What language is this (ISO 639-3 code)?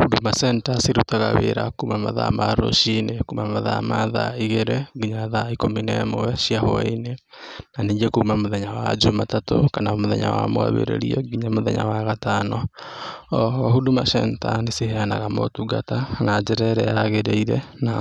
kik